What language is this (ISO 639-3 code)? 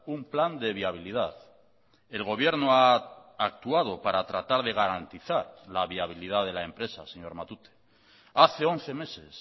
spa